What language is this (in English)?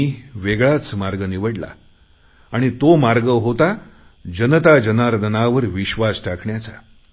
Marathi